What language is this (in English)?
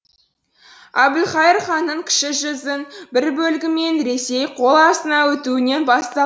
Kazakh